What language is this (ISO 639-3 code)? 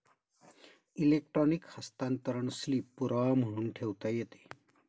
mar